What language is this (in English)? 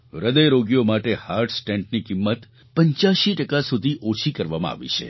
Gujarati